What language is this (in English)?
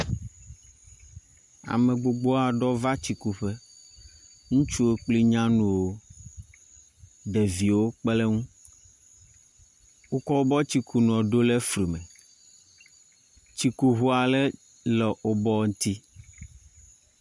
Ewe